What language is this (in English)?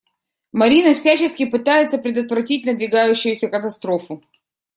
Russian